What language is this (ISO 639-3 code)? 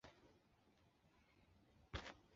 zho